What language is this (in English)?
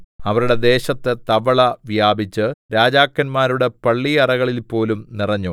Malayalam